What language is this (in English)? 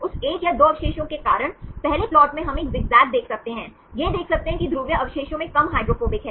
Hindi